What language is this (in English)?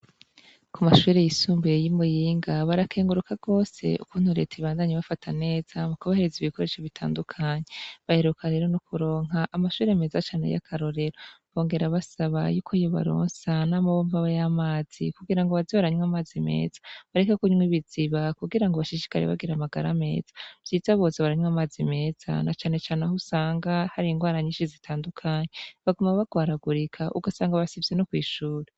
Rundi